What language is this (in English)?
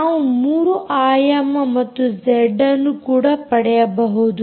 Kannada